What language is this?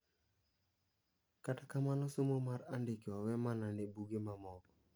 Luo (Kenya and Tanzania)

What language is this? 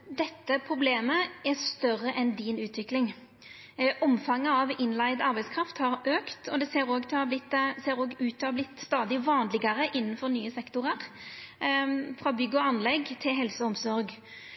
Norwegian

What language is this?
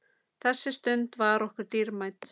Icelandic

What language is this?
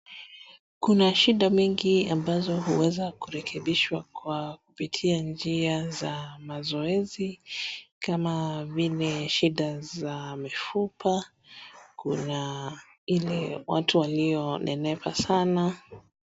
Swahili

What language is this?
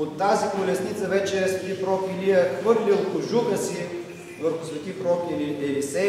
Bulgarian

